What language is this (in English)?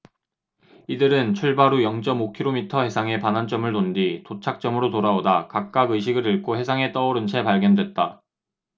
Korean